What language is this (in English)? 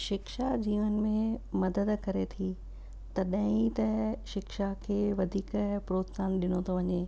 Sindhi